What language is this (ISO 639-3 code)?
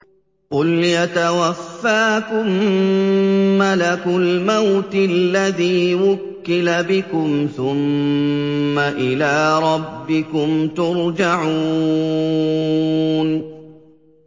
ara